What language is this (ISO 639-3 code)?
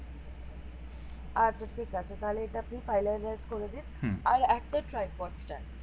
ben